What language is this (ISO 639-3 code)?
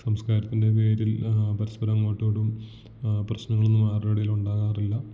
mal